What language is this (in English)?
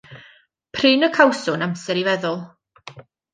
Welsh